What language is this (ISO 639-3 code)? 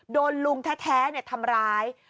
tha